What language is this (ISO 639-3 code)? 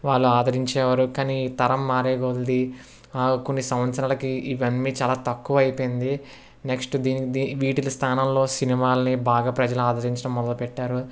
tel